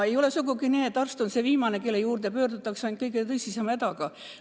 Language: Estonian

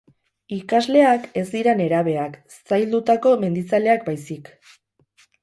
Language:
Basque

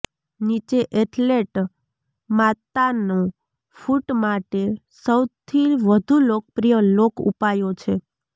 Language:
Gujarati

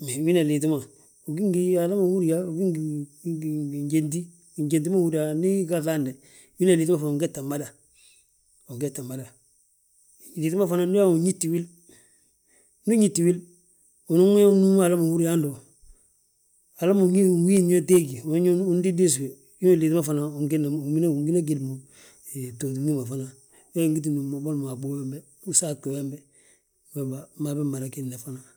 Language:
Balanta-Ganja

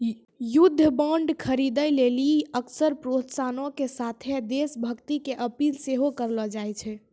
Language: Maithili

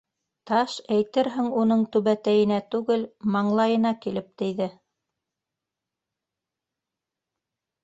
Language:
Bashkir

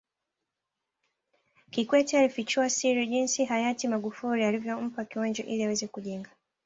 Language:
Swahili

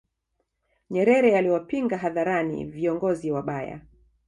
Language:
Swahili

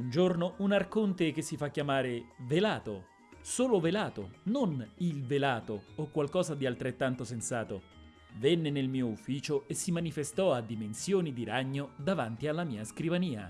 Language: Italian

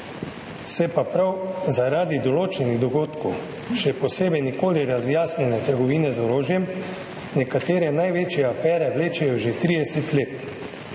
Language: Slovenian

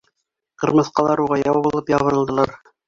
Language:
Bashkir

